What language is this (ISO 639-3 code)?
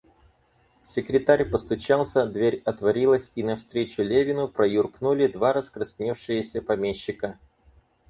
rus